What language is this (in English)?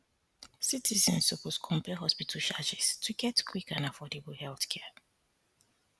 Nigerian Pidgin